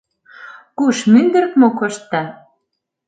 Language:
Mari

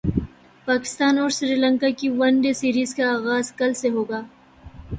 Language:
Urdu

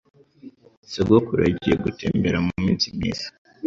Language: Kinyarwanda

